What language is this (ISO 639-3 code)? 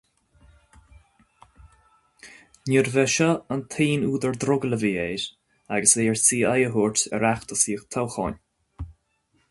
gle